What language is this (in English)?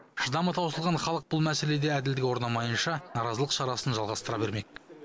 Kazakh